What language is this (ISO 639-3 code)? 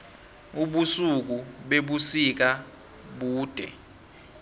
nbl